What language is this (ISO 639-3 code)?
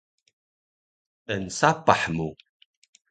trv